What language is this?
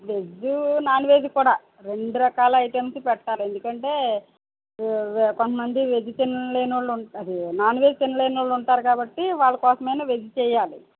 Telugu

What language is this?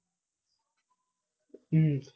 Gujarati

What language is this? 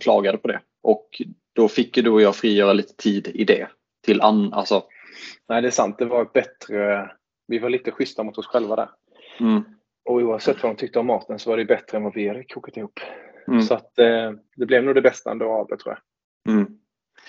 Swedish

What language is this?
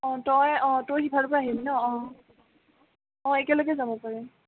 Assamese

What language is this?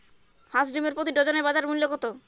Bangla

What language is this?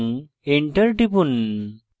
Bangla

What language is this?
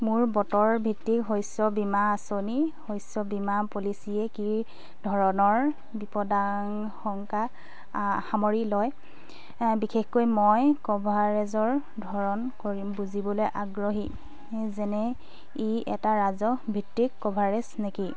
Assamese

